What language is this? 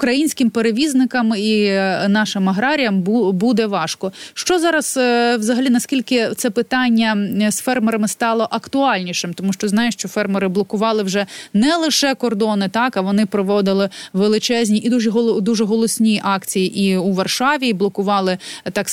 Ukrainian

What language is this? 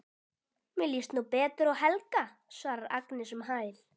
Icelandic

